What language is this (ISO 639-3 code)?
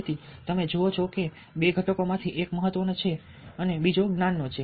guj